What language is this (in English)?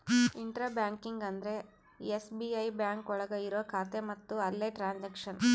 Kannada